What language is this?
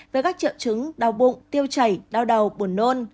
Vietnamese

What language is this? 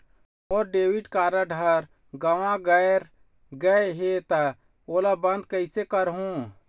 Chhattisgarhi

